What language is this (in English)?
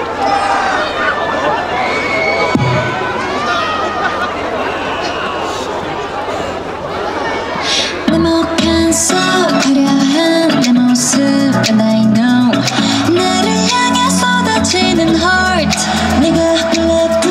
Korean